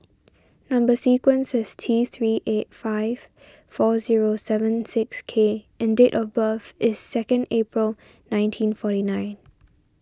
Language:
English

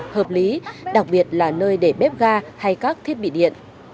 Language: Vietnamese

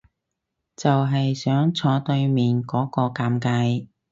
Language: Cantonese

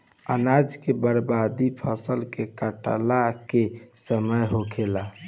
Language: Bhojpuri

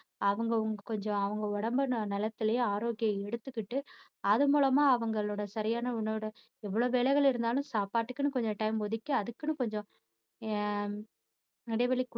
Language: Tamil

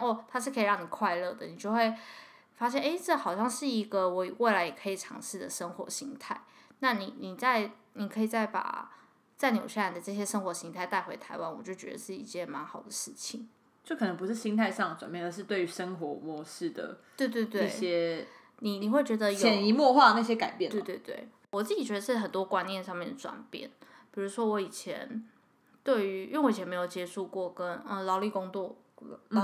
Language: Chinese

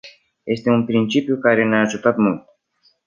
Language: Romanian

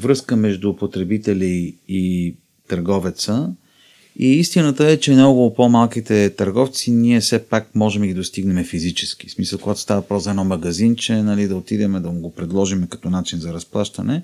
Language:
Bulgarian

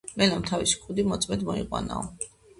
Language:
Georgian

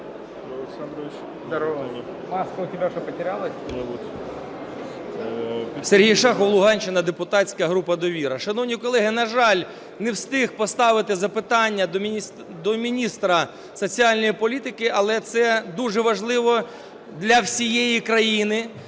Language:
Ukrainian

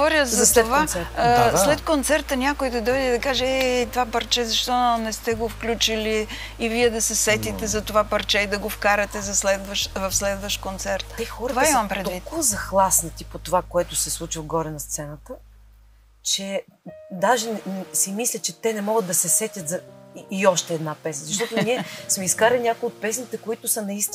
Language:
Bulgarian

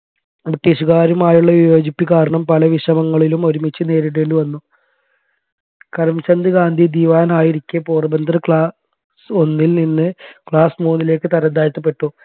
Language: Malayalam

